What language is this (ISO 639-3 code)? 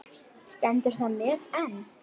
isl